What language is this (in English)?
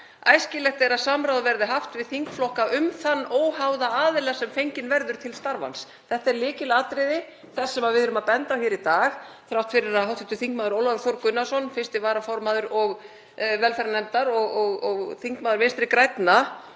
Icelandic